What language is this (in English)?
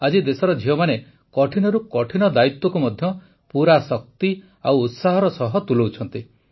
Odia